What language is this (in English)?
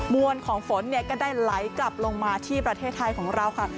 Thai